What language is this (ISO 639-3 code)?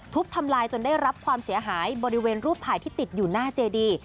tha